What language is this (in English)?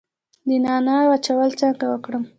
Pashto